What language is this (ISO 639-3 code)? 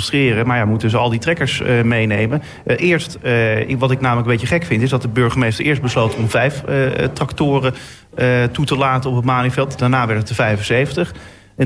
nld